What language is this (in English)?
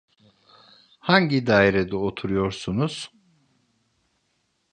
Turkish